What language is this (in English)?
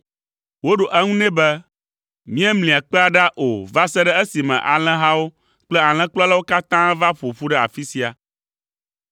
Ewe